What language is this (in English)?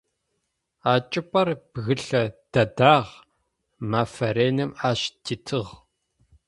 Adyghe